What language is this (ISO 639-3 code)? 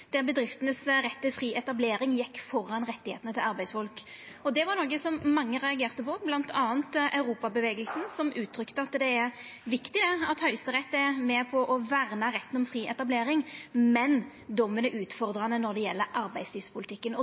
nno